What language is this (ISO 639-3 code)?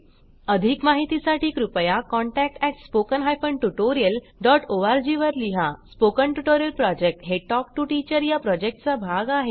mar